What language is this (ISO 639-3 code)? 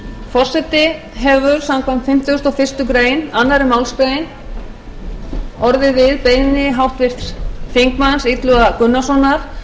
isl